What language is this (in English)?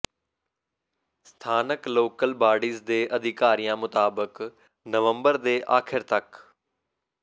Punjabi